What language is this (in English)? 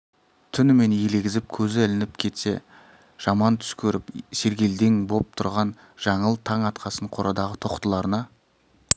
Kazakh